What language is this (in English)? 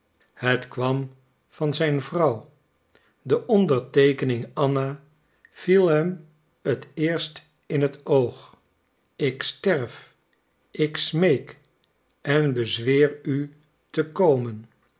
Dutch